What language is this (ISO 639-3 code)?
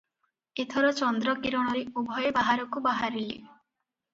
ori